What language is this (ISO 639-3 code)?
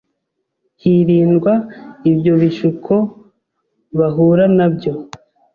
kin